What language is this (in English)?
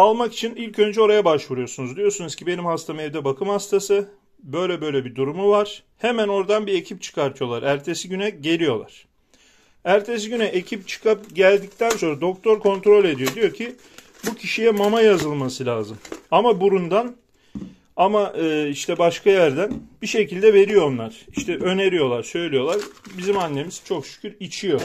Turkish